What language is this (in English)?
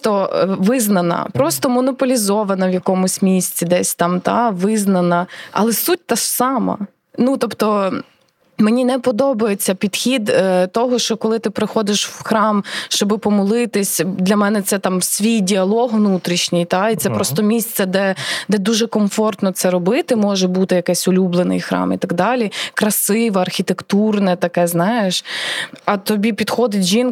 Ukrainian